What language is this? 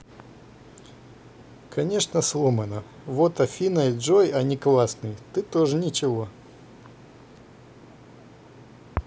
Russian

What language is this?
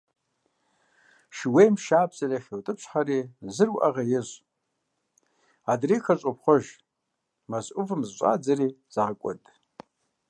Kabardian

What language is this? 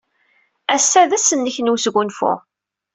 Kabyle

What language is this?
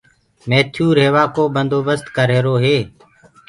Gurgula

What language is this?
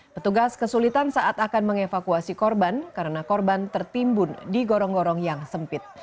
Indonesian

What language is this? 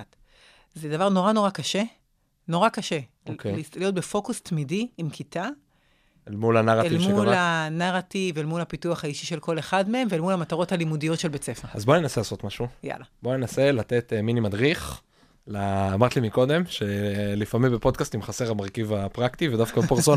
Hebrew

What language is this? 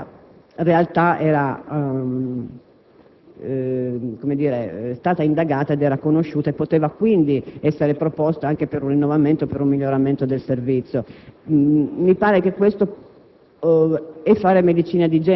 Italian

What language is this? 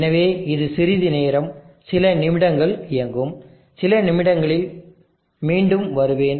Tamil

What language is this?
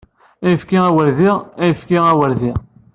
Kabyle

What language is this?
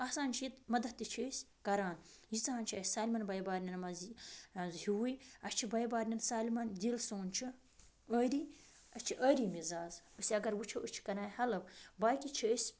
Kashmiri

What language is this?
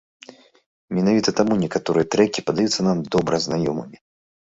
Belarusian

